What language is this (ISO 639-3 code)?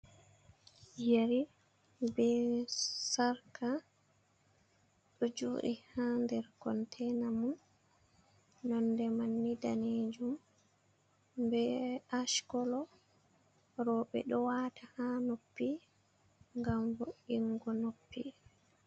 ful